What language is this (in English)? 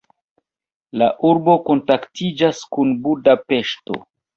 Esperanto